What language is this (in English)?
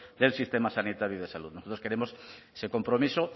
Spanish